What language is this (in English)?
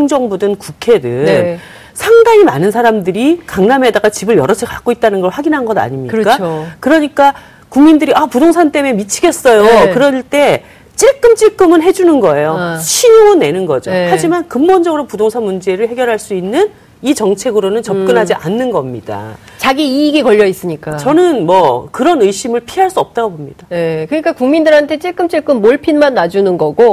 Korean